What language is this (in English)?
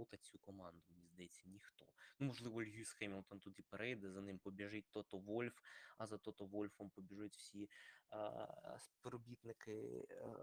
Ukrainian